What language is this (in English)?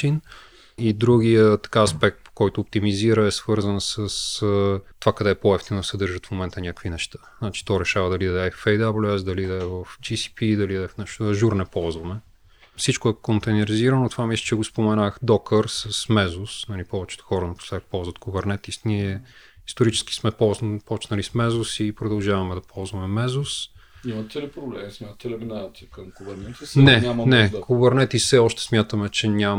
Bulgarian